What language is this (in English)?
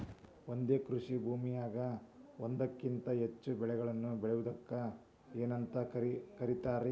Kannada